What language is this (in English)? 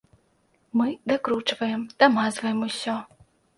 Belarusian